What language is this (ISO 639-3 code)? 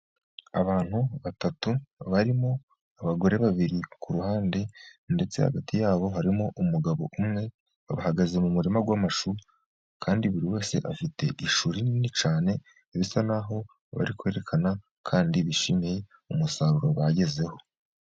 kin